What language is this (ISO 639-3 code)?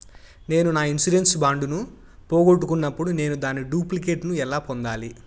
tel